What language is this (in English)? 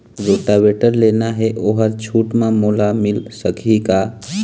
Chhattisgarhi